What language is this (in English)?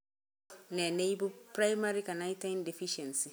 Kalenjin